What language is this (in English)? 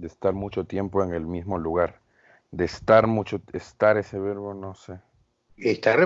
Spanish